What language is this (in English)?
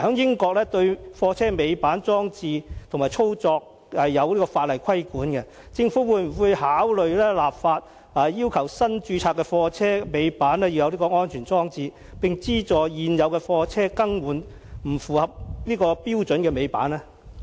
Cantonese